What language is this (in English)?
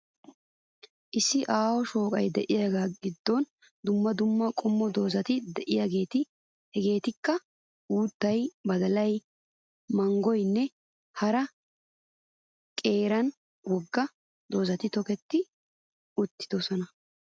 Wolaytta